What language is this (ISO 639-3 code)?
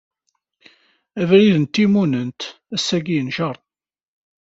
kab